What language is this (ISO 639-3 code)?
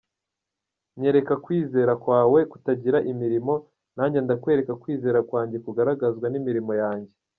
kin